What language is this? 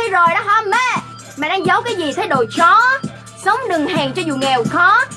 Vietnamese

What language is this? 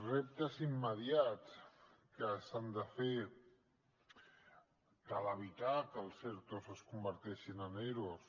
Catalan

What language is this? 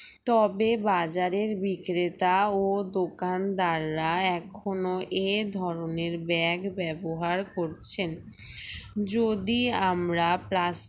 Bangla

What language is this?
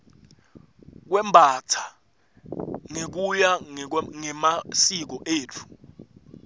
Swati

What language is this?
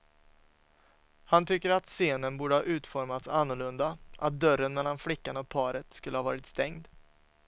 Swedish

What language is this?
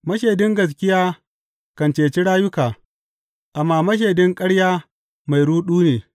Hausa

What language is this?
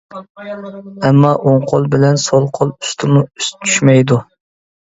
Uyghur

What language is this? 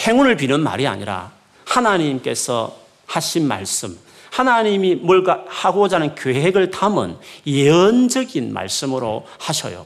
Korean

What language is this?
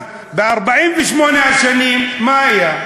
Hebrew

